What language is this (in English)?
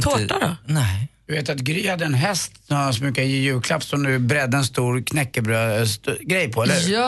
Swedish